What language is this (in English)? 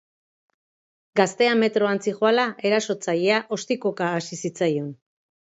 Basque